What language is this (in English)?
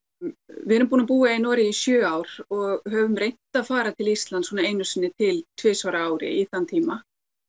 Icelandic